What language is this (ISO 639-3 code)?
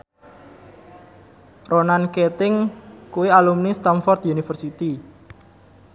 jav